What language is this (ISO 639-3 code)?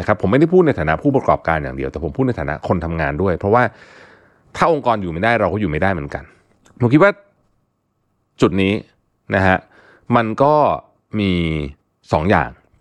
tha